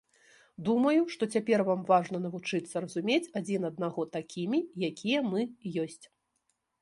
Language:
Belarusian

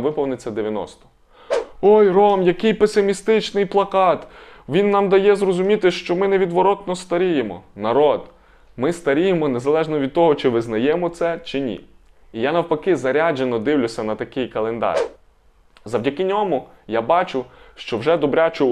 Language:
Ukrainian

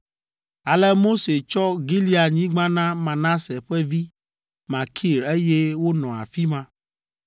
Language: Ewe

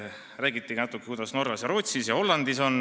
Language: Estonian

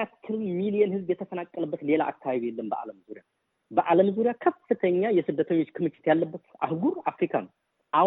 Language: Amharic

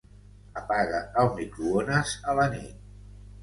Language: Catalan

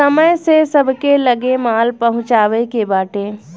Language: Bhojpuri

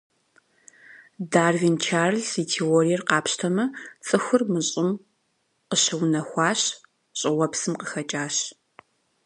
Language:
Kabardian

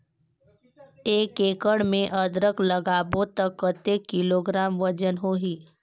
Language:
Chhattisgarhi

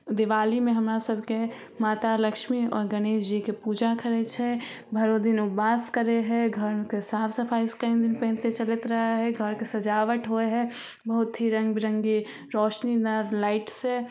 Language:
Maithili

